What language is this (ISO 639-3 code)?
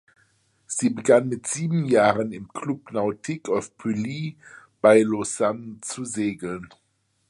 deu